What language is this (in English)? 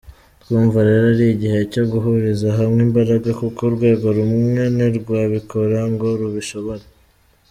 Kinyarwanda